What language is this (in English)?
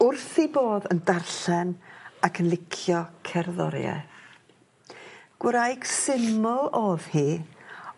Welsh